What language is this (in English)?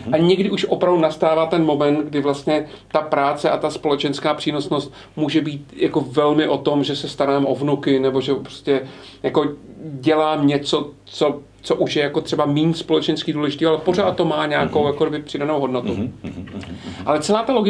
Czech